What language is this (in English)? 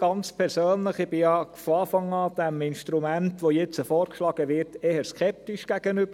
Swiss German